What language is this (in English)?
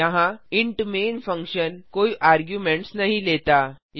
Hindi